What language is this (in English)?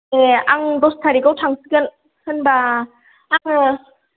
Bodo